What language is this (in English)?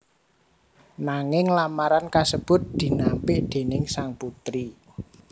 Javanese